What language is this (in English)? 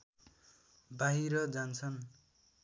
Nepali